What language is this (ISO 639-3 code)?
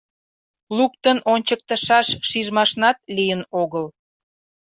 chm